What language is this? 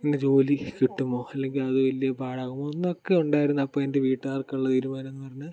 Malayalam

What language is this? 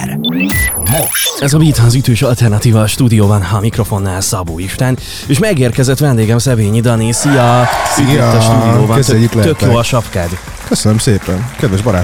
Hungarian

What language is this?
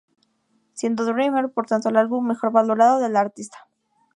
Spanish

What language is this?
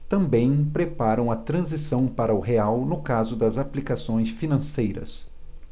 Portuguese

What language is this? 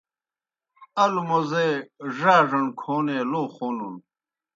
Kohistani Shina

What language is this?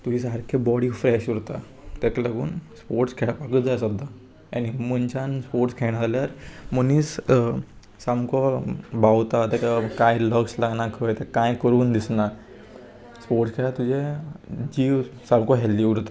Konkani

